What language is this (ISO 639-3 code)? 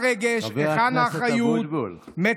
heb